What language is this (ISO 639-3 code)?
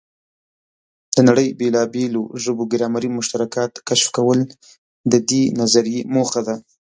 pus